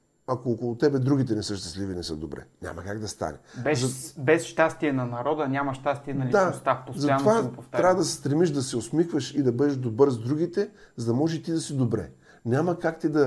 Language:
Bulgarian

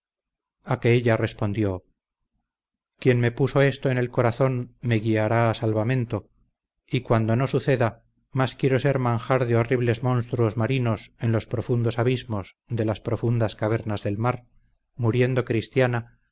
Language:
Spanish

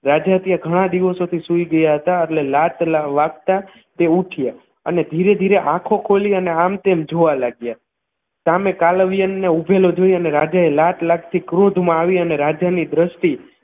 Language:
Gujarati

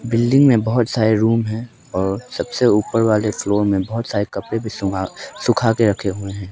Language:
Hindi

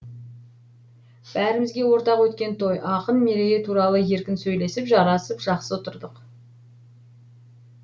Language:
Kazakh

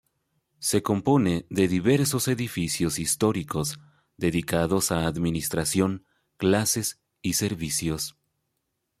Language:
Spanish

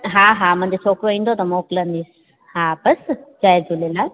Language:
Sindhi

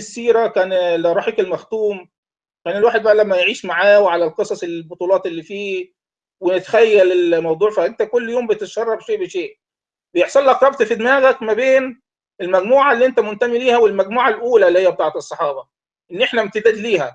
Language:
Arabic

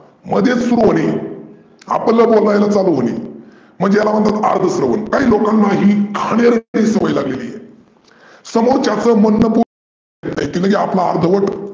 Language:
Marathi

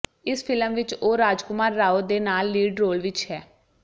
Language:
Punjabi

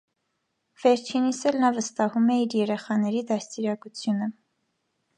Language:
Armenian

